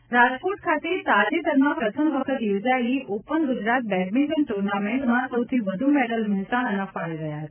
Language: Gujarati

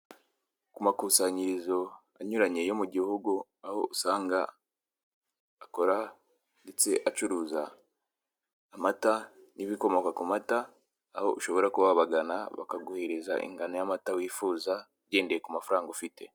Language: Kinyarwanda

